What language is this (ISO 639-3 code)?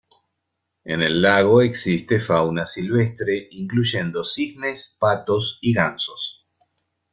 spa